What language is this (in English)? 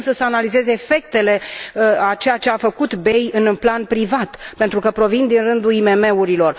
Romanian